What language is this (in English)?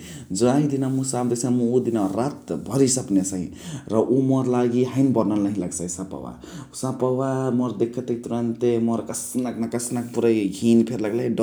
Chitwania Tharu